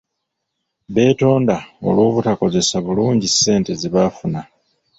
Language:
Ganda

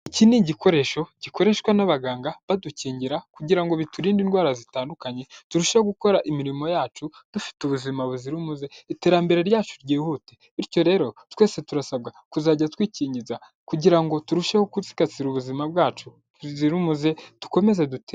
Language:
Kinyarwanda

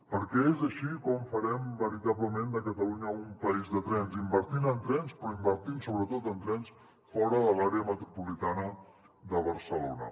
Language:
Catalan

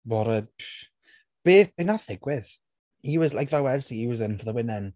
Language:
Welsh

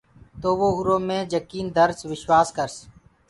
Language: Gurgula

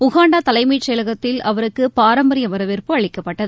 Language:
Tamil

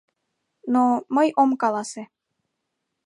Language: Mari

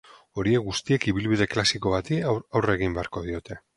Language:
Basque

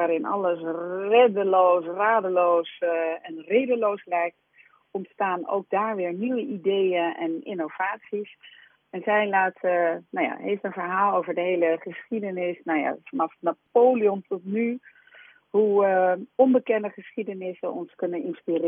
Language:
Dutch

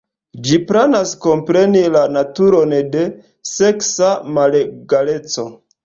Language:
Esperanto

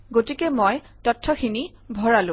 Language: Assamese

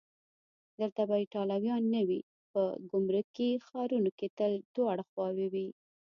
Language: Pashto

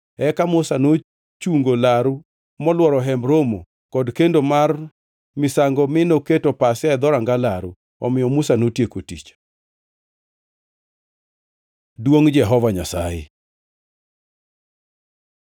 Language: Luo (Kenya and Tanzania)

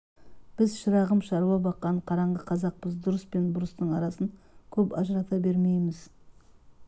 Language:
Kazakh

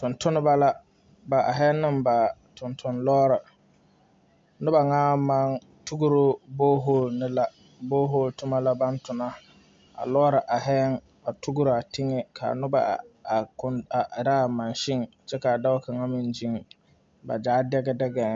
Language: Southern Dagaare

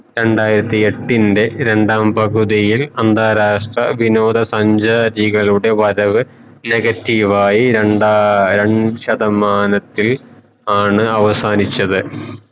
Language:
Malayalam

